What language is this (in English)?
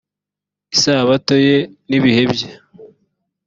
Kinyarwanda